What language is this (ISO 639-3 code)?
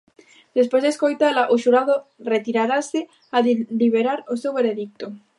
glg